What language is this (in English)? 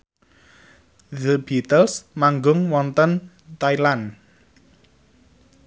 Javanese